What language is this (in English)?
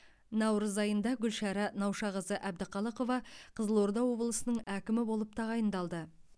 Kazakh